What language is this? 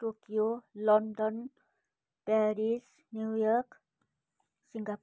Nepali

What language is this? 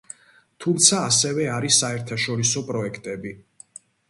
Georgian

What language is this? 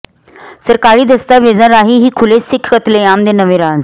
Punjabi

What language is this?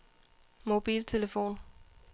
Danish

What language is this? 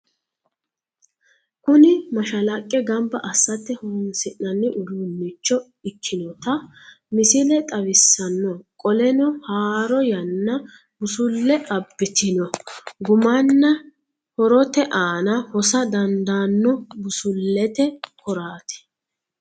Sidamo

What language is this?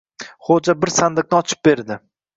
Uzbek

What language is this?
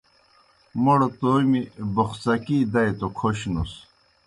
Kohistani Shina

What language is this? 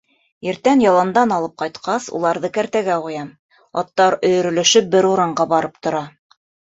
Bashkir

